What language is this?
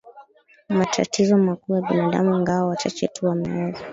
Swahili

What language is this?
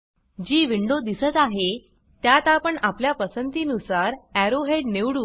Marathi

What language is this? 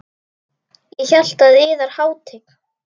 Icelandic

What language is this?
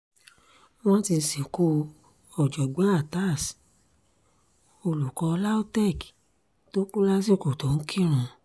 Yoruba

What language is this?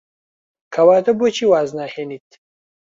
Central Kurdish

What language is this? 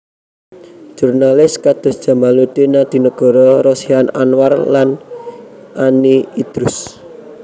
Javanese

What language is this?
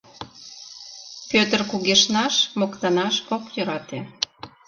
Mari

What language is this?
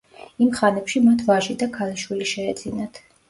Georgian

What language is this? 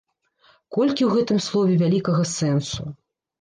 Belarusian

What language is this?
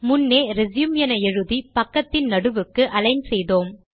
Tamil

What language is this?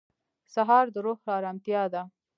Pashto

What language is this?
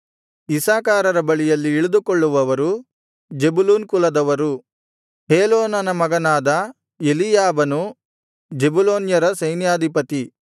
Kannada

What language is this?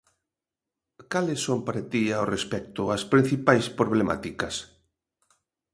Galician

